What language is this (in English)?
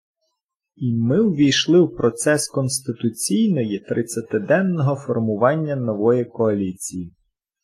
Ukrainian